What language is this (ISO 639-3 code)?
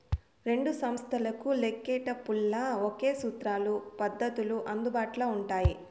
tel